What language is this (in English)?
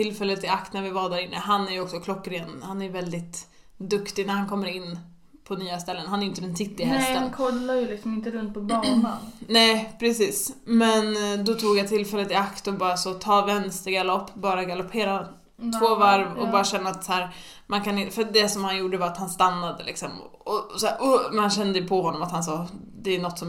Swedish